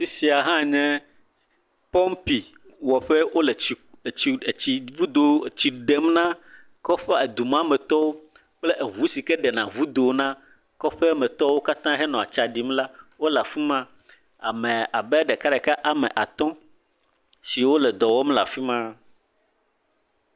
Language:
Ewe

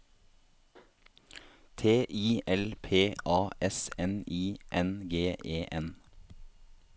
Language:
Norwegian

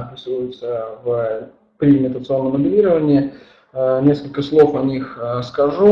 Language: Russian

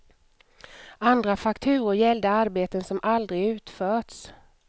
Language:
Swedish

